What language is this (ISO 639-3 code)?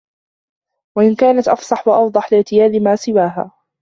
ara